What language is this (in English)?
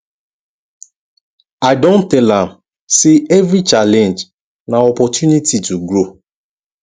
Nigerian Pidgin